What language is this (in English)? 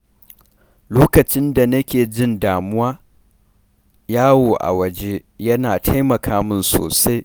Hausa